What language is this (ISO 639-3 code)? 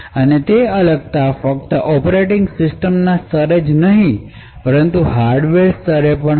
guj